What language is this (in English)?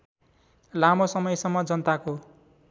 Nepali